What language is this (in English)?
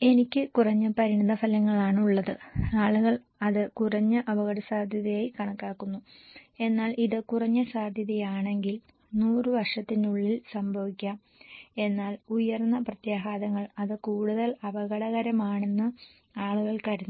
Malayalam